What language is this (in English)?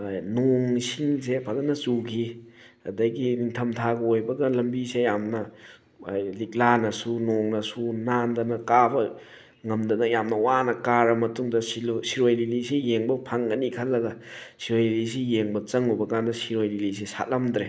Manipuri